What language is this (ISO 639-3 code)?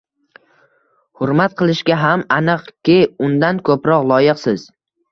uzb